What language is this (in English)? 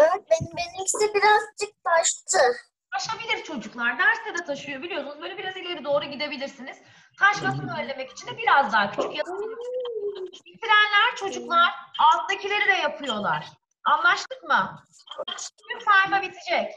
Turkish